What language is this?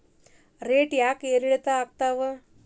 Kannada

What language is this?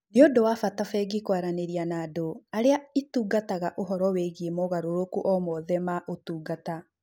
Kikuyu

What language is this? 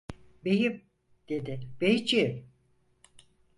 Turkish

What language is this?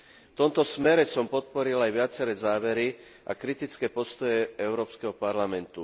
Slovak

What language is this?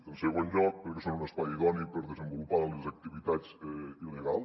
Catalan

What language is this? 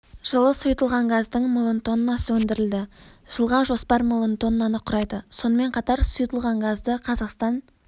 Kazakh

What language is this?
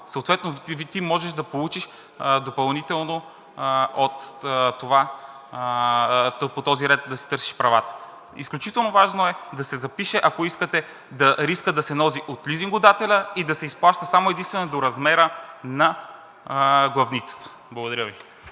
Bulgarian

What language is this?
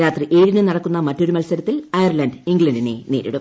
Malayalam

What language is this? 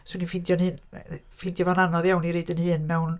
Welsh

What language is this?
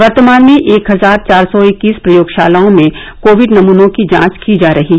Hindi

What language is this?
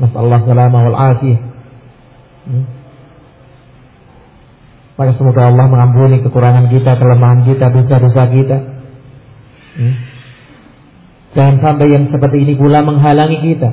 Indonesian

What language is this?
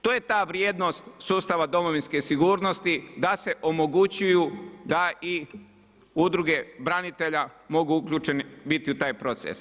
Croatian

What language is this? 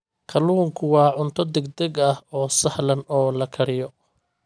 Somali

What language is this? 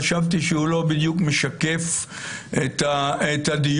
Hebrew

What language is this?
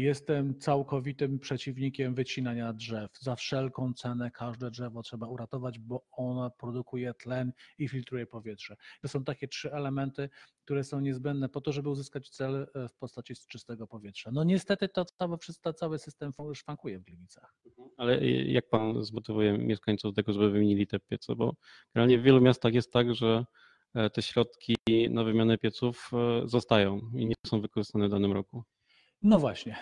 Polish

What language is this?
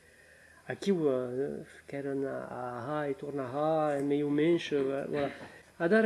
French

